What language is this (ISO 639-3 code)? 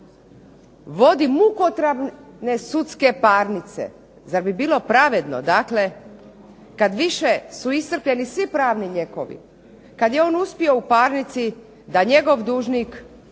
hrv